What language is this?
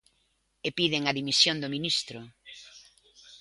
Galician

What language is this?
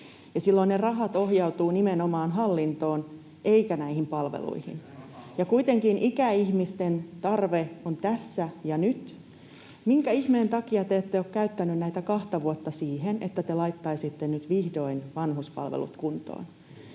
Finnish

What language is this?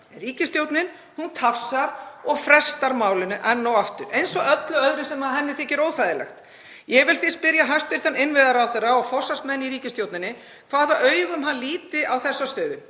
Icelandic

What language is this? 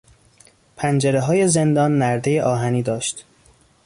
Persian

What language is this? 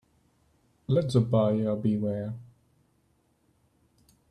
English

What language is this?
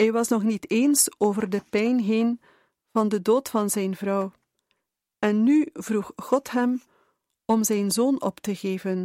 Dutch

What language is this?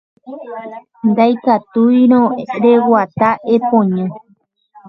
Guarani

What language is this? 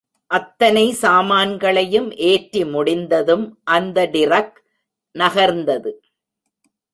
Tamil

